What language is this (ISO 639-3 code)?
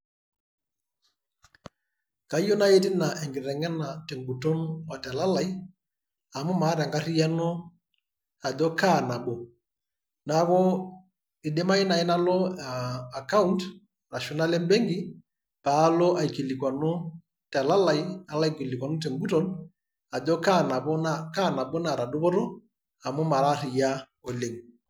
mas